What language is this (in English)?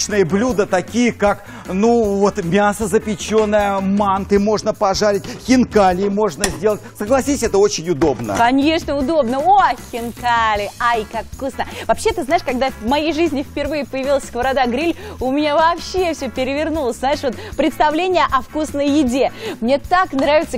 Russian